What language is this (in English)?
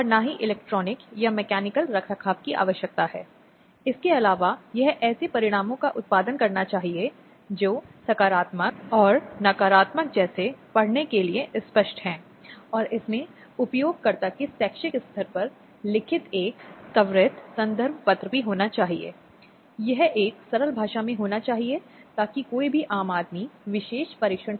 Hindi